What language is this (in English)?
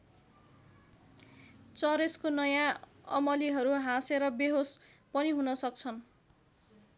Nepali